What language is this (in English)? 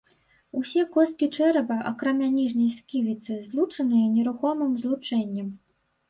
Belarusian